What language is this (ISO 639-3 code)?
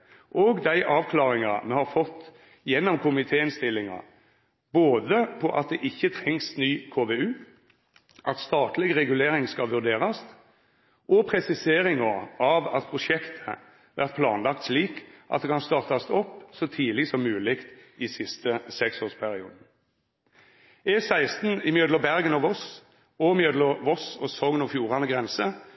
nno